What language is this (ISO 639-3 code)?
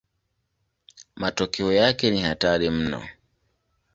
swa